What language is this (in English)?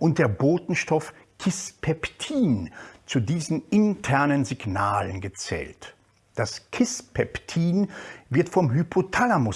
German